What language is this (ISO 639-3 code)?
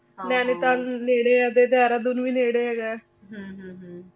pan